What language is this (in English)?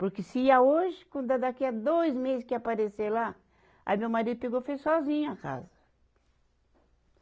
Portuguese